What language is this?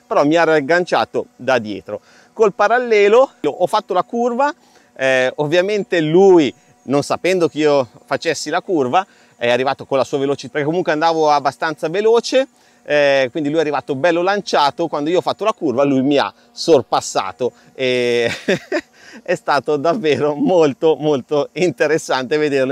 Italian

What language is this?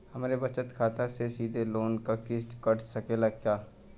Bhojpuri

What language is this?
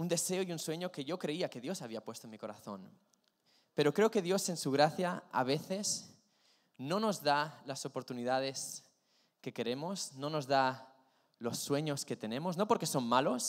Spanish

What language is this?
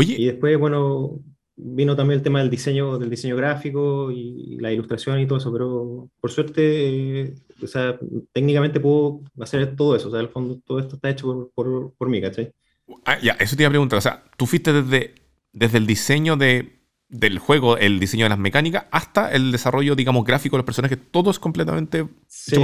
Spanish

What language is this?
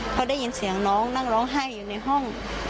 Thai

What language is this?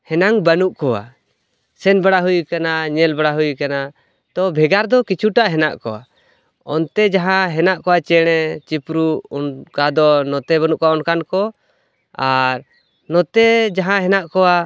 Santali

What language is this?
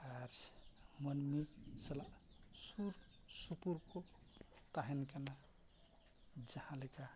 Santali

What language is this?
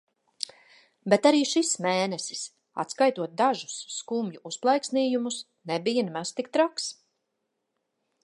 Latvian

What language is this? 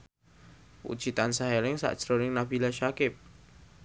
Javanese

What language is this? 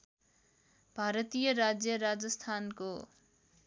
Nepali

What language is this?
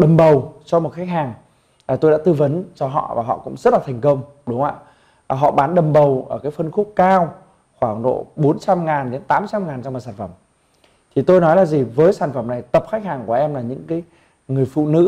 Vietnamese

